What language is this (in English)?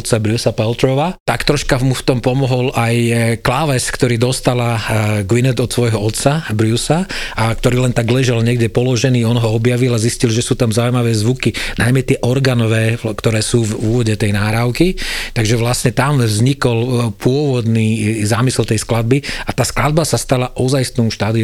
Slovak